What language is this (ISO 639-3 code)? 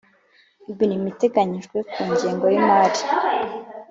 kin